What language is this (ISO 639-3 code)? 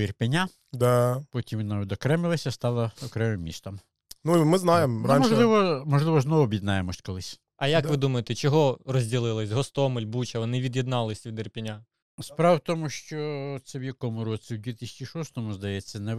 ukr